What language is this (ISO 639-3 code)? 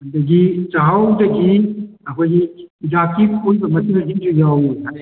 mni